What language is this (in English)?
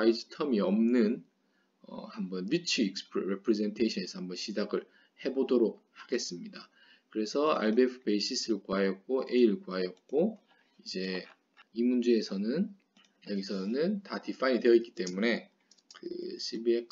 Korean